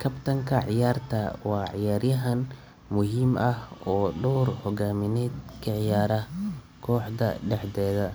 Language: Somali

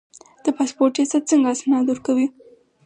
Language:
Pashto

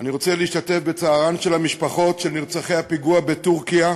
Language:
Hebrew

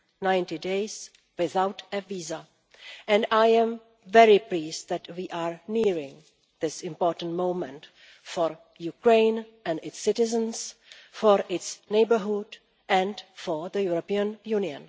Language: English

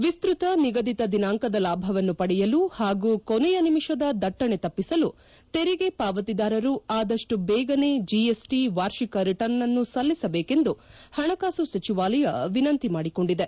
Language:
Kannada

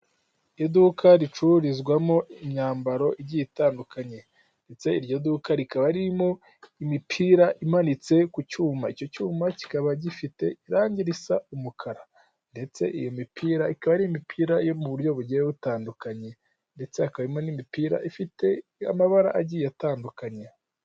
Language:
Kinyarwanda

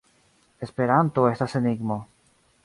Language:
Esperanto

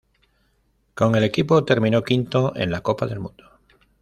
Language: Spanish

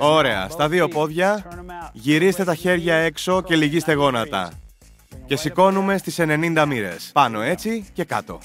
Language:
Greek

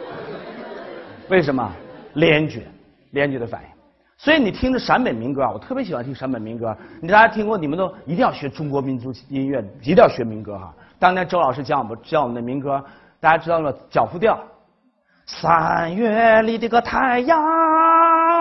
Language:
Chinese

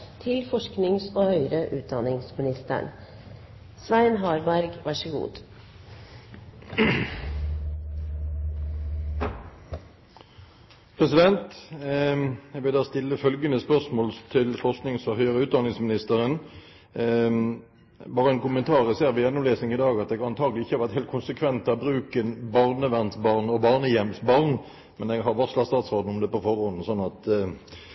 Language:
Norwegian Bokmål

